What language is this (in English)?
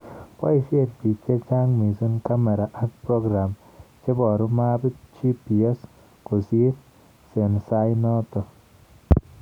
Kalenjin